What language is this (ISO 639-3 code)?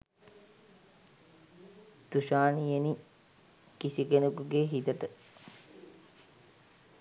sin